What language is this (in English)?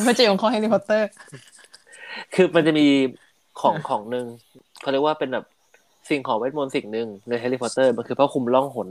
Thai